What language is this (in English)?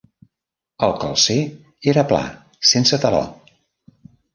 Catalan